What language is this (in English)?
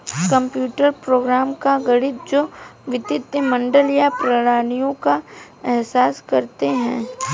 Hindi